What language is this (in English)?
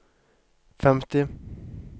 Norwegian